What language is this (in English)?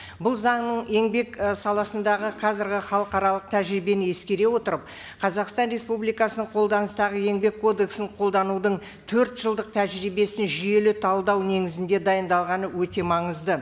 Kazakh